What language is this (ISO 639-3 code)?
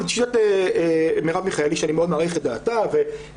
heb